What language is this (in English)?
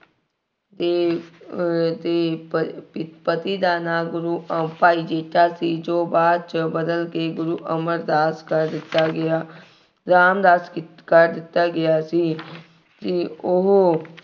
Punjabi